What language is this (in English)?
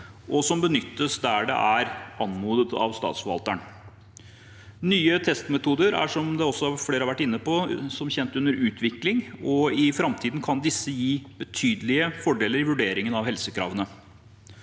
Norwegian